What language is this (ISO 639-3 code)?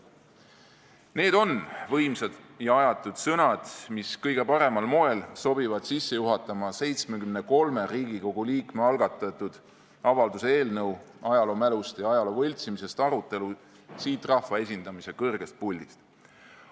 est